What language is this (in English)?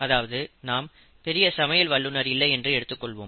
Tamil